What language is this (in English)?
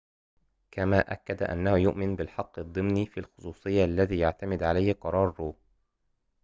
Arabic